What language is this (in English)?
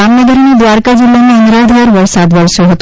Gujarati